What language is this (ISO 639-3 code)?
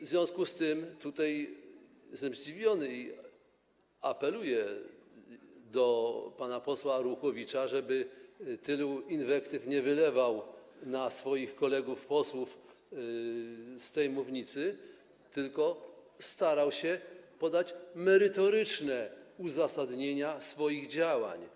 pol